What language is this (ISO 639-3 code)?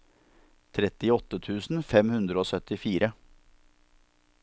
nor